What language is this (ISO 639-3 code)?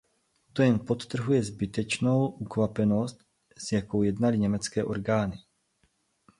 ces